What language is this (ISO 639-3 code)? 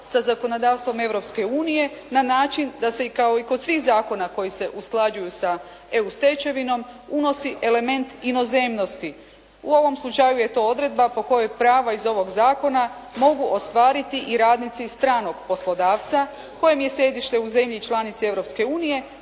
hrv